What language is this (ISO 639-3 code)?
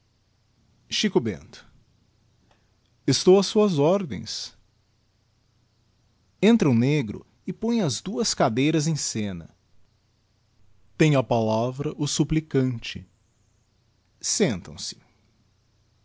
por